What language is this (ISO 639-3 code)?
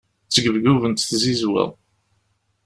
kab